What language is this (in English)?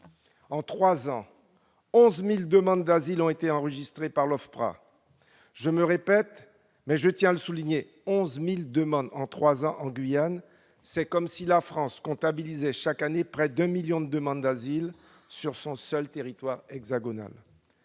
French